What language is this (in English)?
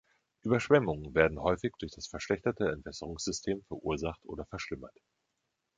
German